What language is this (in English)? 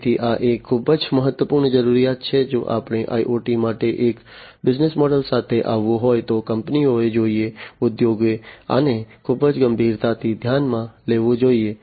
Gujarati